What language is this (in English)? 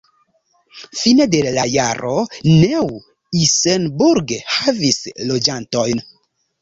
Esperanto